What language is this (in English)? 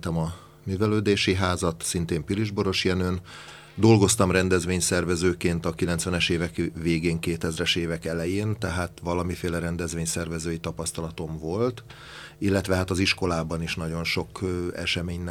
Hungarian